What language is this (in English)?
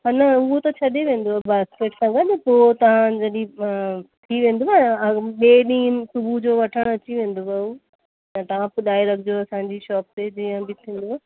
Sindhi